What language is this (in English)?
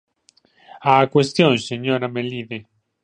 Galician